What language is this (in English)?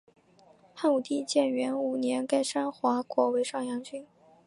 Chinese